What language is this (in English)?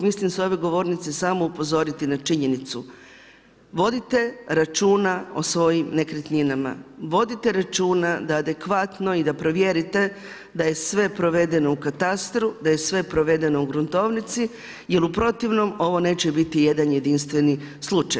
Croatian